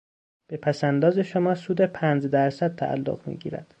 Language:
Persian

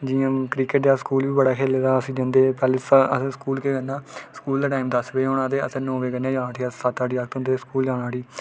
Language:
Dogri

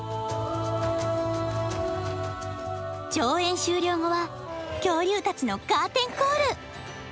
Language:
Japanese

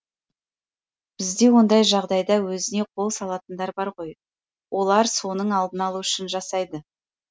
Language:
Kazakh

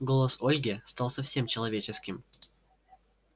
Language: Russian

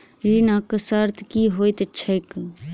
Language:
Maithili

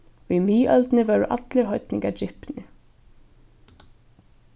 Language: Faroese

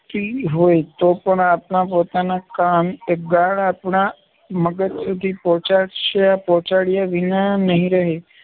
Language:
Gujarati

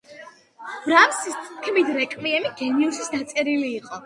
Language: Georgian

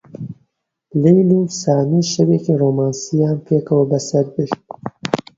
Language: Central Kurdish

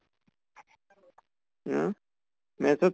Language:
Assamese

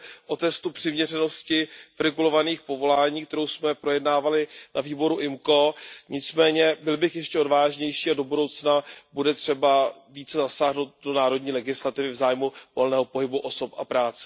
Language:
Czech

